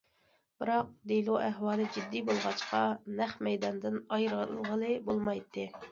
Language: Uyghur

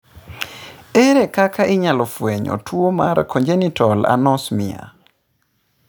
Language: Luo (Kenya and Tanzania)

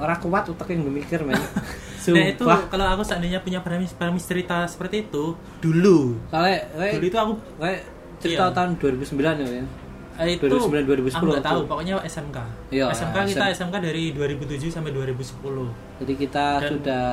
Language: Indonesian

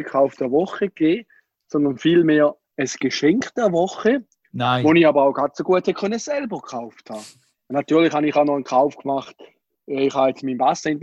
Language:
German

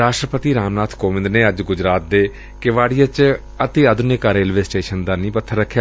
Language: Punjabi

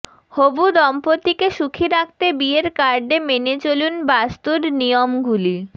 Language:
Bangla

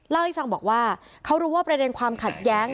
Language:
Thai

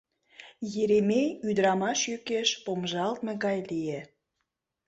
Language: Mari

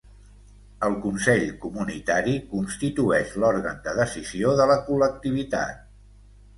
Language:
Catalan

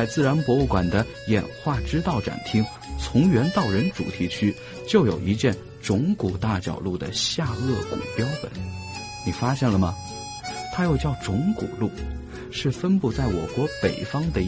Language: Chinese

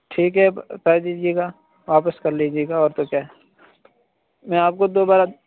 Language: Urdu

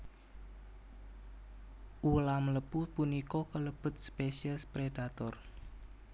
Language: Javanese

